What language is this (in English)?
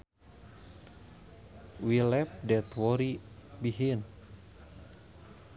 Sundanese